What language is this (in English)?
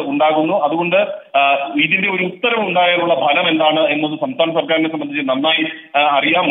Arabic